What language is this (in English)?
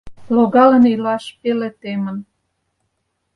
Mari